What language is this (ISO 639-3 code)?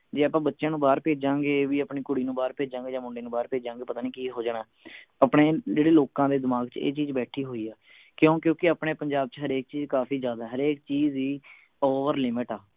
pan